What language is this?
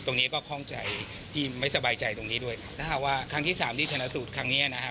Thai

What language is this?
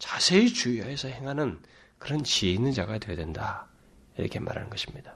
Korean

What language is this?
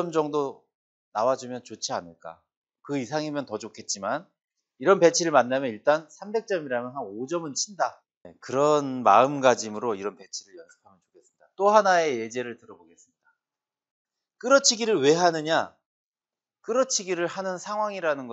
Korean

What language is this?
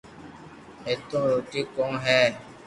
Loarki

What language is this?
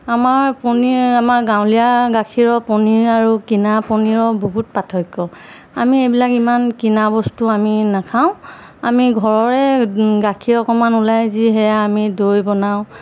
Assamese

